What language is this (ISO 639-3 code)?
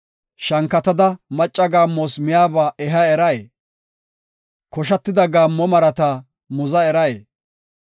gof